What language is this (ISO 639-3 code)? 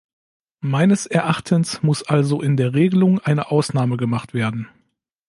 deu